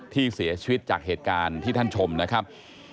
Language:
Thai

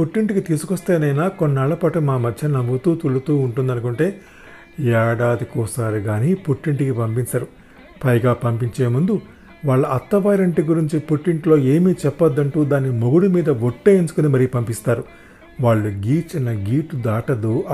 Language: Telugu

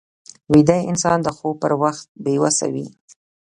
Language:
Pashto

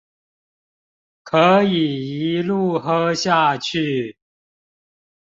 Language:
Chinese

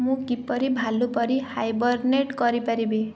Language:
Odia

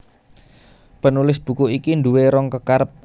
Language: Javanese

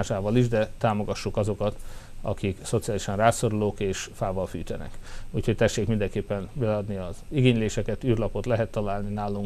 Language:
Hungarian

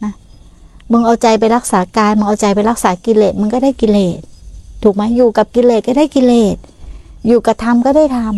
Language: Thai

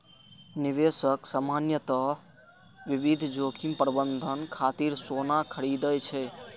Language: Maithili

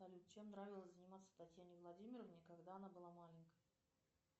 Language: Russian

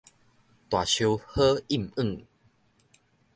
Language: Min Nan Chinese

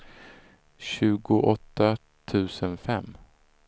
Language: Swedish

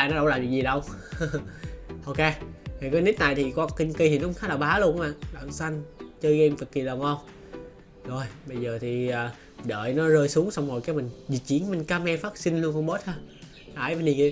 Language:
Vietnamese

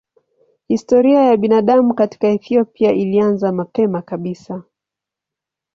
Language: Swahili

